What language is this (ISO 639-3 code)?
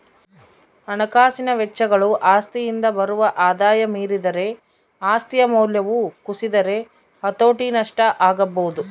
kan